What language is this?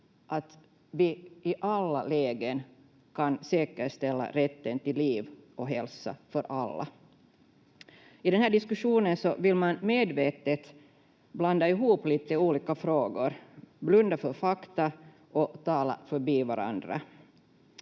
Finnish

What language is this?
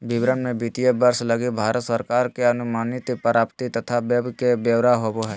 Magahi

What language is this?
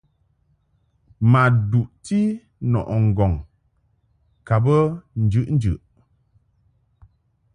Mungaka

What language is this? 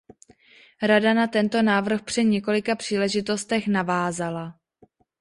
Czech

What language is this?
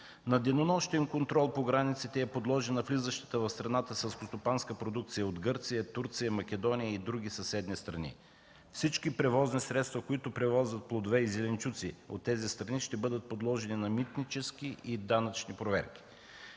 Bulgarian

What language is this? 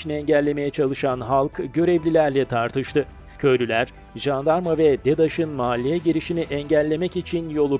Turkish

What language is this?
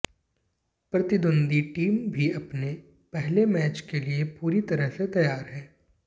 Hindi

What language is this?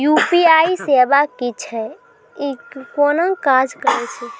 Maithili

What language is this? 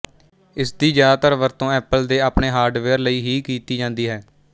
Punjabi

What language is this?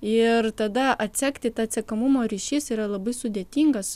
Lithuanian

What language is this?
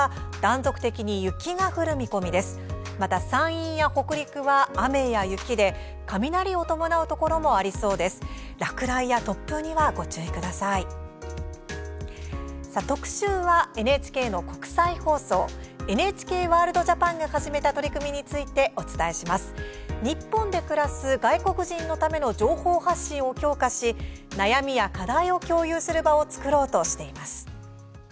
Japanese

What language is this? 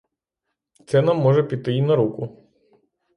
Ukrainian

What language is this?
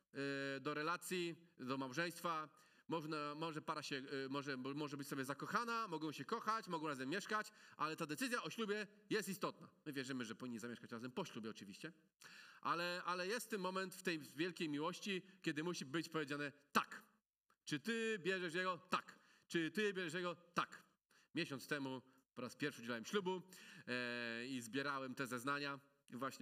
Polish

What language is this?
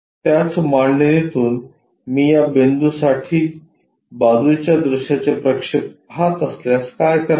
Marathi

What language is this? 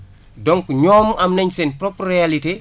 Wolof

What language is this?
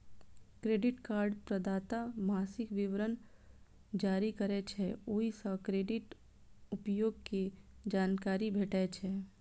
Maithili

